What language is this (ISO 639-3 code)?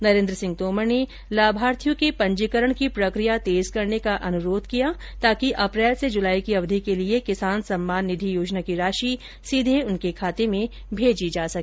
hin